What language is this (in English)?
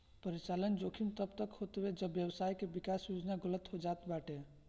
Bhojpuri